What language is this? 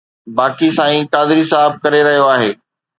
Sindhi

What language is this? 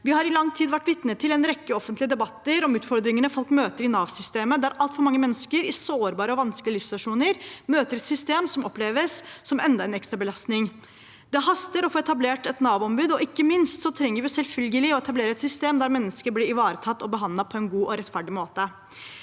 Norwegian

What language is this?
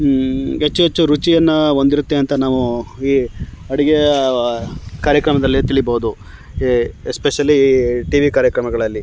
Kannada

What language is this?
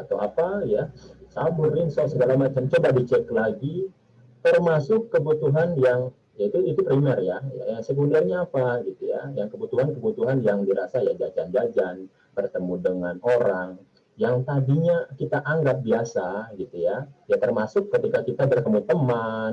Indonesian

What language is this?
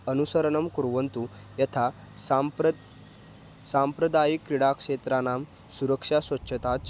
Sanskrit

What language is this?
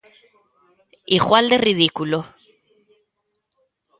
Galician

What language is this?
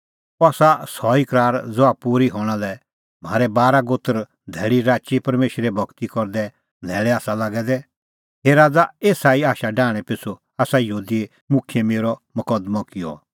Kullu Pahari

